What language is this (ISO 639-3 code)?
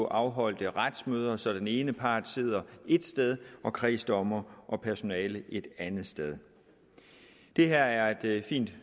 dan